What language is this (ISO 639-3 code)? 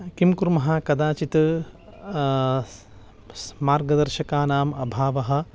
san